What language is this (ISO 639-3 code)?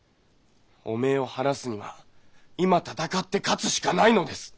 jpn